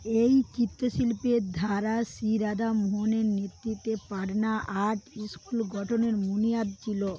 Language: Bangla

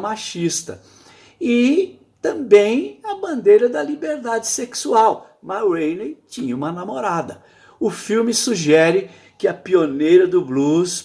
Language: Portuguese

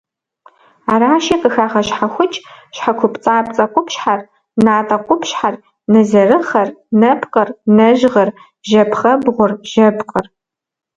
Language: Kabardian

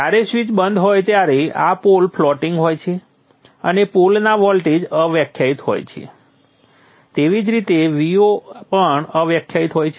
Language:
Gujarati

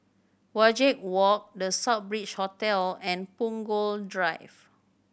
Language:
English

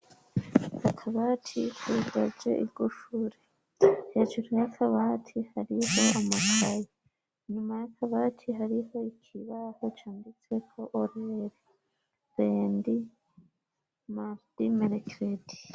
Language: Rundi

